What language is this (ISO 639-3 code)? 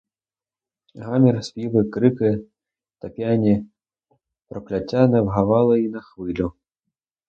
ukr